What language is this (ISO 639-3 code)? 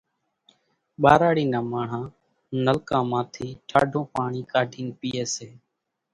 gjk